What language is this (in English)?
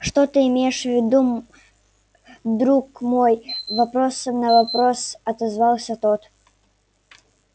Russian